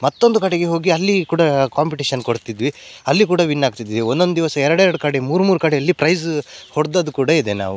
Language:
Kannada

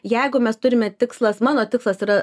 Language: Lithuanian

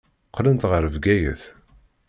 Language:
Kabyle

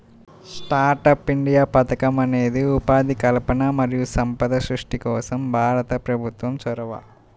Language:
Telugu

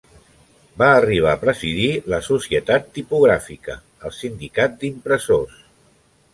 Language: Catalan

